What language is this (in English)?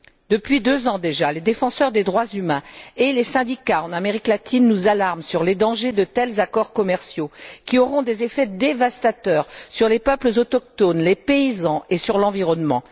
French